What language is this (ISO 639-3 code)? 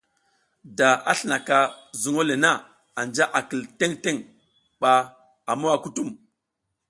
giz